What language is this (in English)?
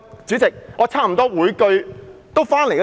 Cantonese